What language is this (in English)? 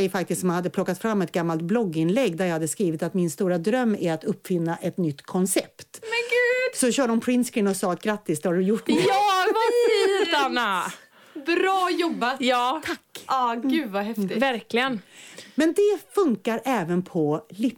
Swedish